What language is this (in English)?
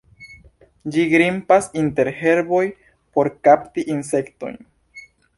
Esperanto